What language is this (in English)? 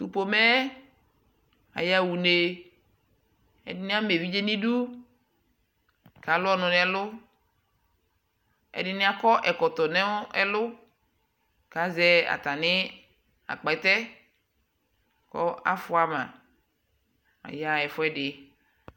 Ikposo